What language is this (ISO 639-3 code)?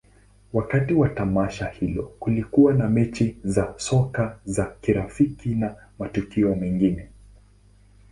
swa